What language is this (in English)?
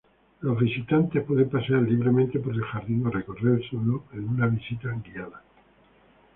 Spanish